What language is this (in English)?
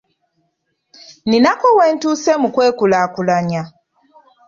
Ganda